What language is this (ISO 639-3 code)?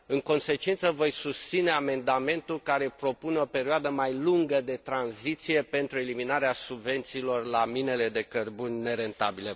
ron